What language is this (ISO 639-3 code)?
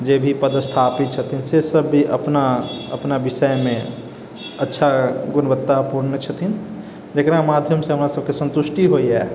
mai